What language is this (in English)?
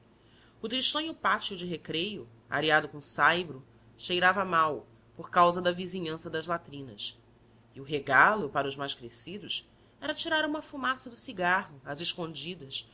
Portuguese